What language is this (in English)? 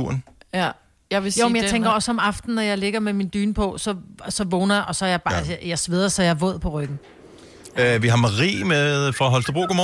Danish